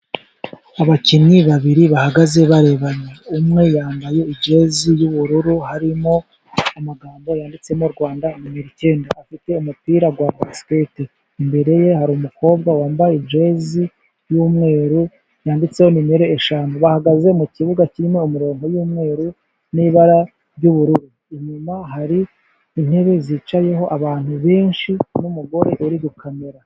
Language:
Kinyarwanda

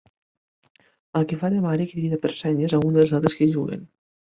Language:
Catalan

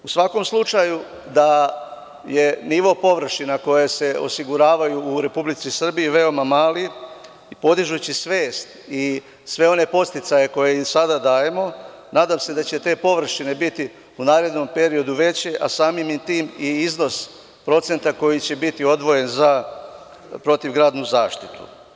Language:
Serbian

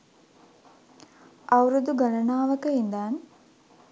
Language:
Sinhala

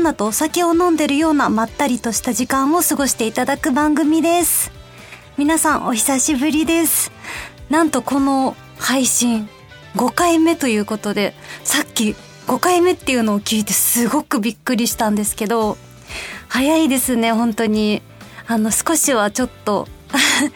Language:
Japanese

